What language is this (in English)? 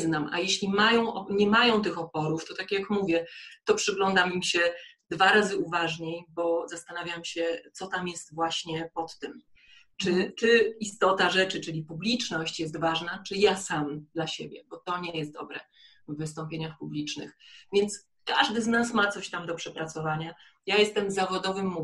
Polish